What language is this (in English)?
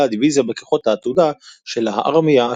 Hebrew